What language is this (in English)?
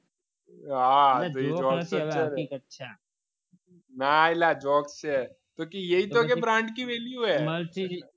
Gujarati